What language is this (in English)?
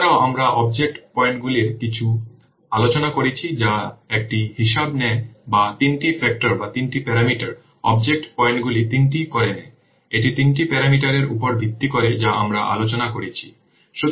Bangla